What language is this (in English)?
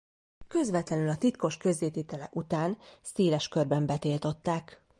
Hungarian